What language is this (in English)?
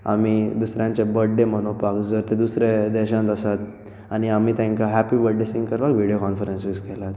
Konkani